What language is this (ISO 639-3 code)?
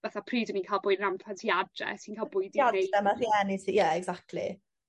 cym